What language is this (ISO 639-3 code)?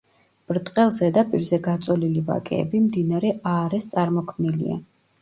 kat